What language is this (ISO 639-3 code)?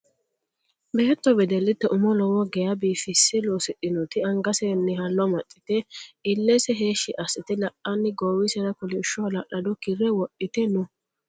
sid